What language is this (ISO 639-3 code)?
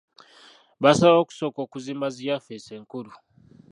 lug